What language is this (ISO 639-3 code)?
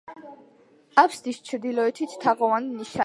kat